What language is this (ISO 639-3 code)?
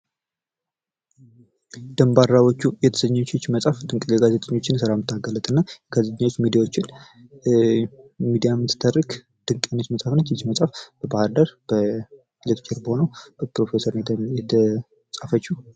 amh